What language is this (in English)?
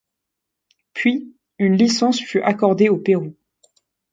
French